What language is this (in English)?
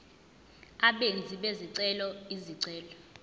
Zulu